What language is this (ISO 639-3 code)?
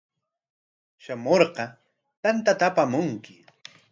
qwa